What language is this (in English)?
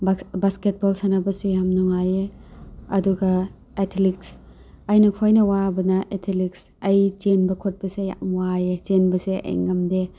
Manipuri